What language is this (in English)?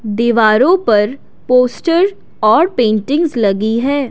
Hindi